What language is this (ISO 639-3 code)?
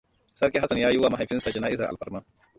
hau